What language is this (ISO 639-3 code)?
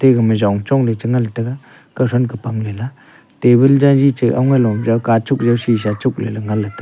nnp